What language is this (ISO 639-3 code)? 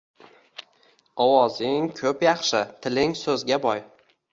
uzb